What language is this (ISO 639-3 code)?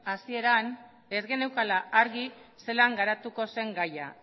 eus